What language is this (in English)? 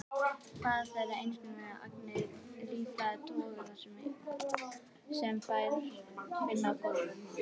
Icelandic